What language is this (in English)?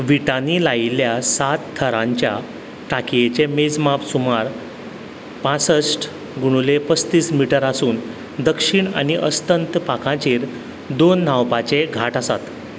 Konkani